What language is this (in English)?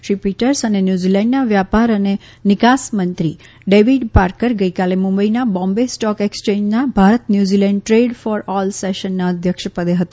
Gujarati